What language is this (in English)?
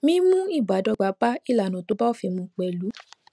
Yoruba